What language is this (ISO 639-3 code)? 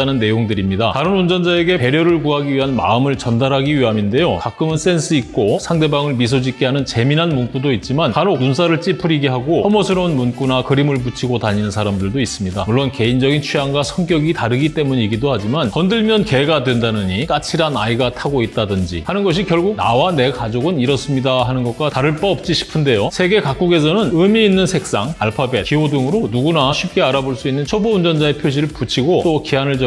kor